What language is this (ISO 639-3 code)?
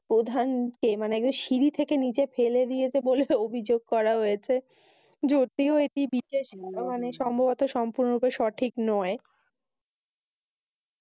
ben